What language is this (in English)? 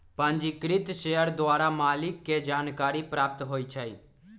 Magahi